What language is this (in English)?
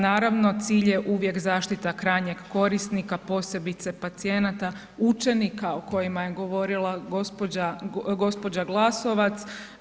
Croatian